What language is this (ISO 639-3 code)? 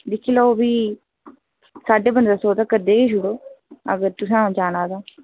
doi